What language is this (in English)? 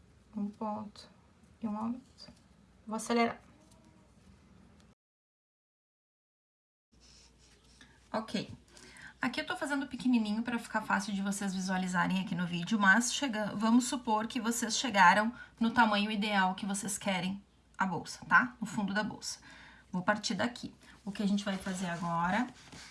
Portuguese